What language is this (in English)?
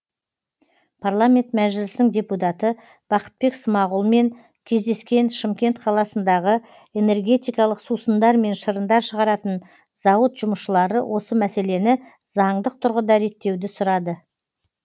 Kazakh